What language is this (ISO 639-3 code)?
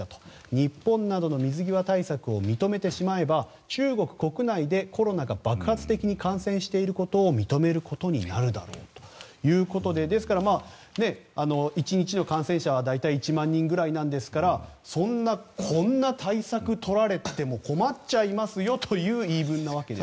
jpn